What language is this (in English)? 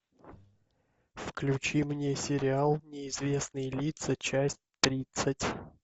Russian